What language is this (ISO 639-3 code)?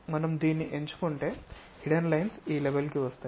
tel